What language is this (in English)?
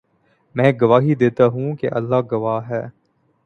Urdu